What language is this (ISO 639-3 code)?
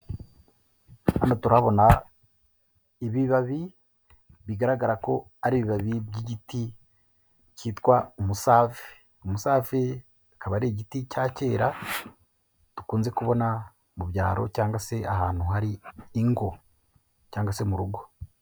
kin